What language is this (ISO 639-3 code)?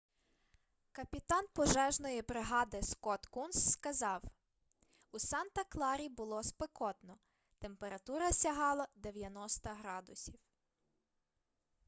ukr